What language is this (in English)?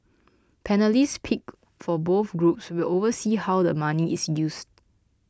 English